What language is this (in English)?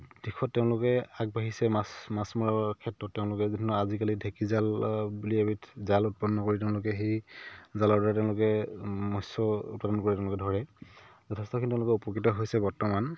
Assamese